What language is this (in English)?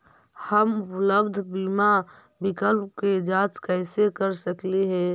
Magahi